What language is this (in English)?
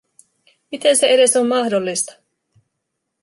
Finnish